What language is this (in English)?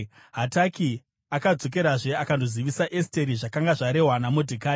Shona